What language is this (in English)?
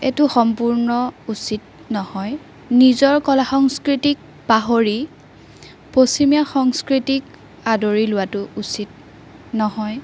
Assamese